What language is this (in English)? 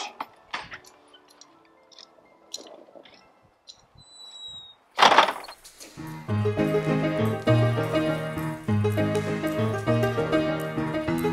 Polish